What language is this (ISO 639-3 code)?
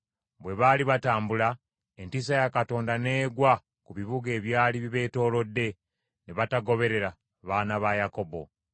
lug